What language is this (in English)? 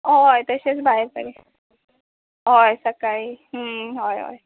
Konkani